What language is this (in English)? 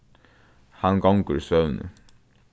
Faroese